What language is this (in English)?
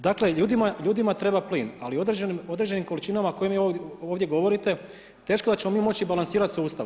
Croatian